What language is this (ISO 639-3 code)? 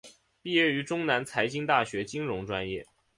zho